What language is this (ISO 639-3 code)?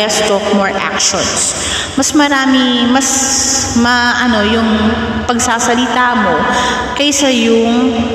fil